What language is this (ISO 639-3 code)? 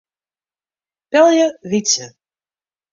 fry